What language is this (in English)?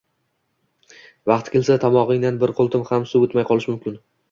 Uzbek